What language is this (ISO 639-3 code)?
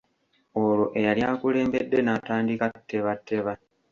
lug